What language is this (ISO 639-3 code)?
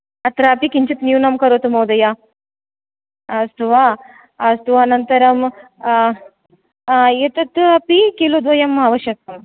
san